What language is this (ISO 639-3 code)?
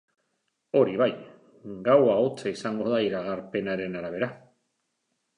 eus